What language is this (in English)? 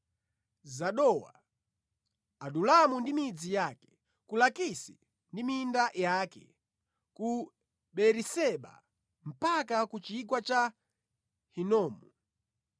Nyanja